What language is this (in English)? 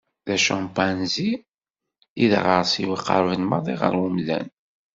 Kabyle